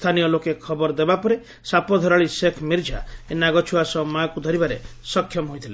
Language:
Odia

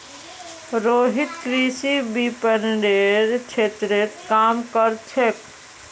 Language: Magahi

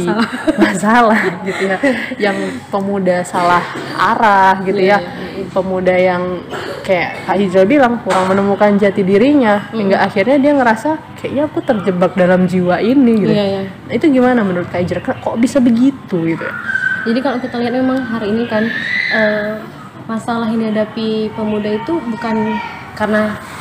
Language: Indonesian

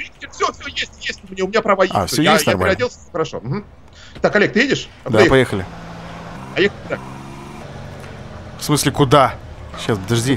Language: Russian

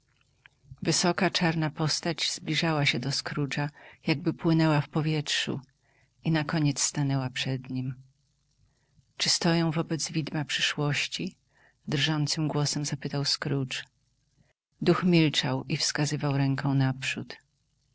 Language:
Polish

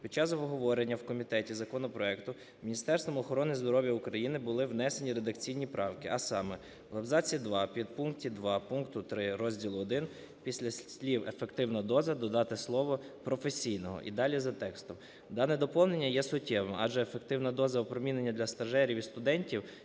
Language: Ukrainian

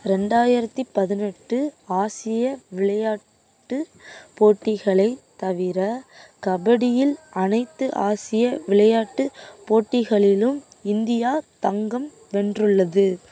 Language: Tamil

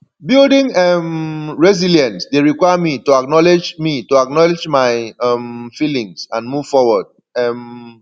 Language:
Nigerian Pidgin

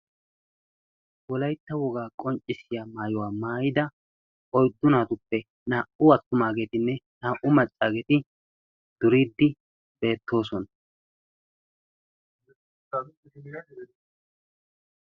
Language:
Wolaytta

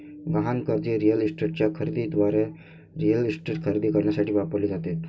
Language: Marathi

